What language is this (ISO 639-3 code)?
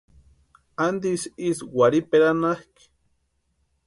pua